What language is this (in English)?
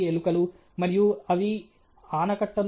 Telugu